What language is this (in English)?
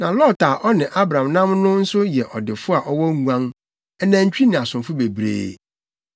Akan